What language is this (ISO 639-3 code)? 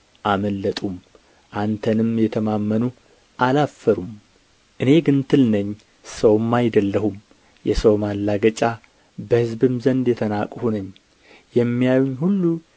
amh